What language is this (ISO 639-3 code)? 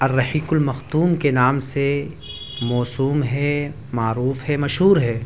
urd